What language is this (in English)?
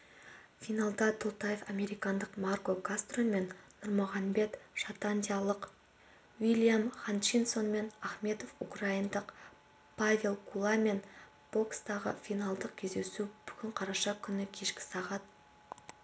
Kazakh